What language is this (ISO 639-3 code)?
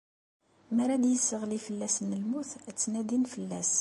kab